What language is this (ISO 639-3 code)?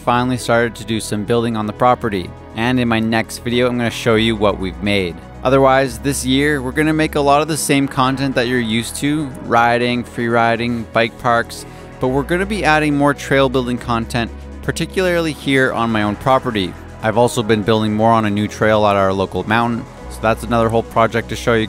eng